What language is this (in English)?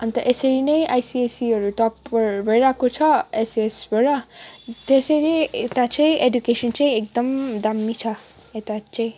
Nepali